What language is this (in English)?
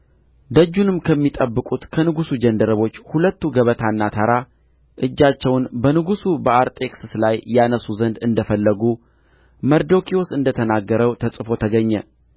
Amharic